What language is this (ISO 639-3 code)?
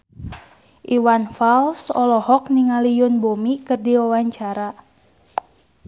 sun